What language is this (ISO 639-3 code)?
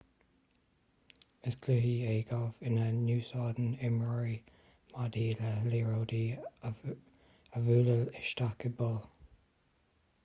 gle